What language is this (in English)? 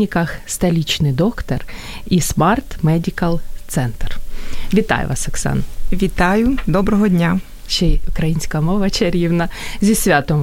Ukrainian